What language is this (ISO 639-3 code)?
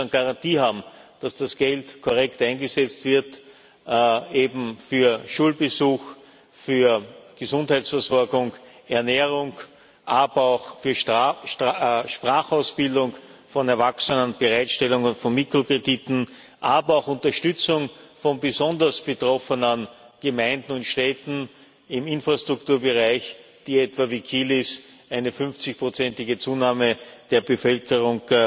deu